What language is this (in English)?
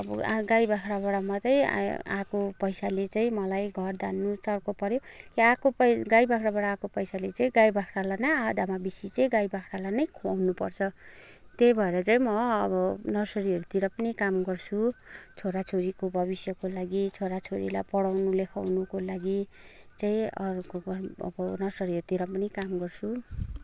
Nepali